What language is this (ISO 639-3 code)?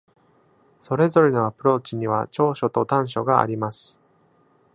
jpn